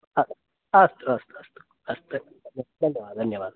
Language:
Sanskrit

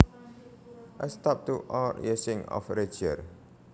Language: Javanese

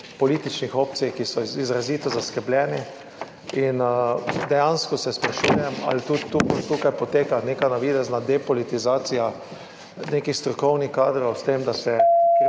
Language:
Slovenian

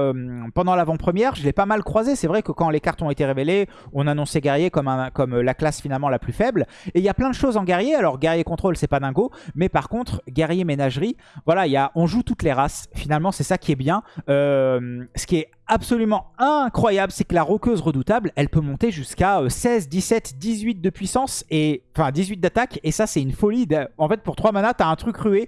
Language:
French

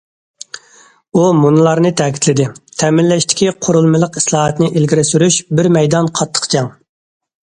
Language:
Uyghur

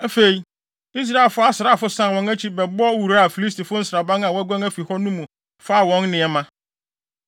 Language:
Akan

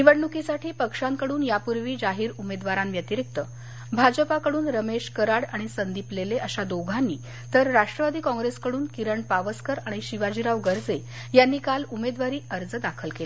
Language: Marathi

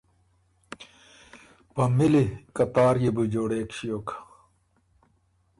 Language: Ormuri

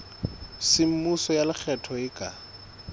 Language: Southern Sotho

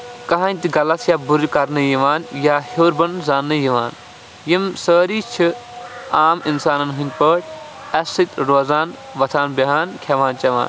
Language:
Kashmiri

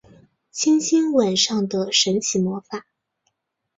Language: Chinese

